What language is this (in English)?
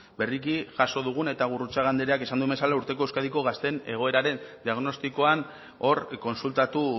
Basque